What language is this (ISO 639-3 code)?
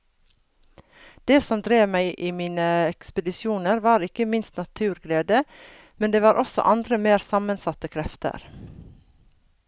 nor